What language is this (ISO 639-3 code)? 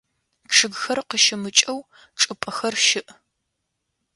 ady